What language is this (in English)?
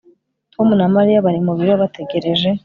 Kinyarwanda